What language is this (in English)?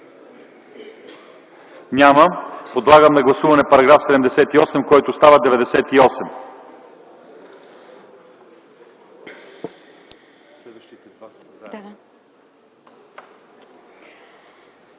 Bulgarian